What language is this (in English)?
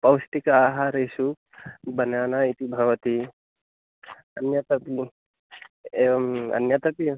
Sanskrit